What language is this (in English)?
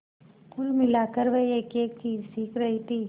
Hindi